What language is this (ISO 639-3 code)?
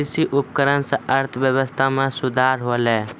mai